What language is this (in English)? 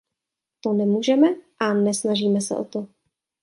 Czech